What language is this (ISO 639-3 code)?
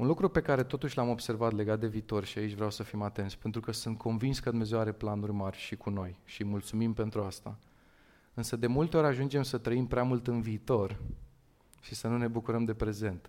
ron